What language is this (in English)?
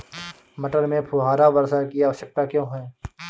Hindi